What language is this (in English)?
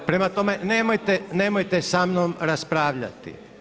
Croatian